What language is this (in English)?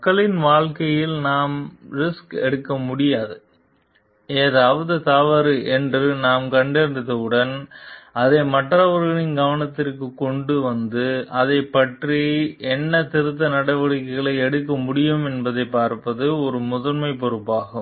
Tamil